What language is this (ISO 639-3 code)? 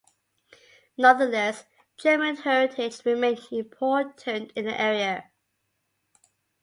eng